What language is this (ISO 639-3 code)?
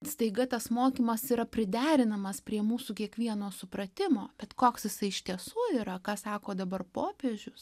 lit